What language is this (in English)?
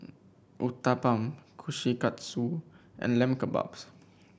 English